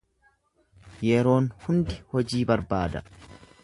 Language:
Oromo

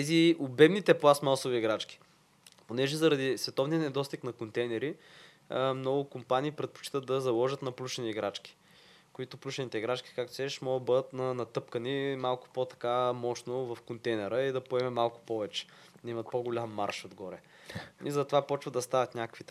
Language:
Bulgarian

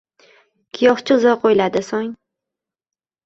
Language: Uzbek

